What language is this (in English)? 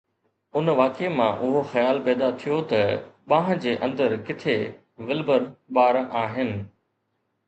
Sindhi